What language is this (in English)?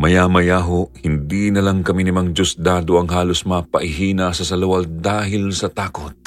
Filipino